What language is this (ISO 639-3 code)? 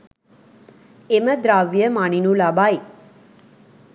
sin